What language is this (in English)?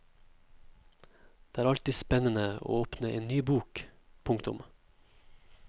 Norwegian